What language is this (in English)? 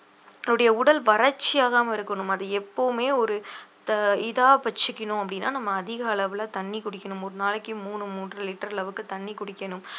Tamil